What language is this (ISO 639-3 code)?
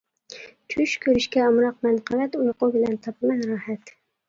uig